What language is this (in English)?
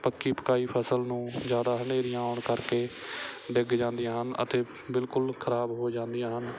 Punjabi